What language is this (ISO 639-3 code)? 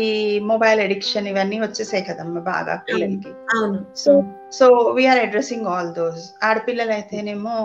tel